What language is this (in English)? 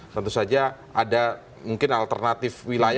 Indonesian